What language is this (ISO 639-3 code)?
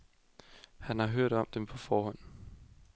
dan